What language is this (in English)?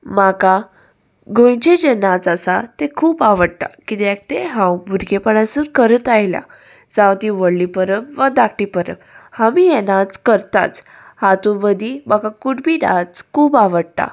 Konkani